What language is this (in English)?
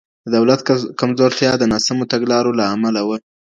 Pashto